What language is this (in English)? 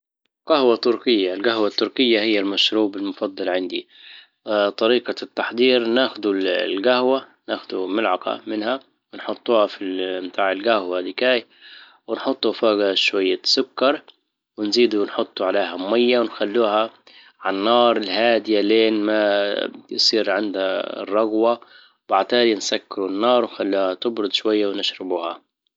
Libyan Arabic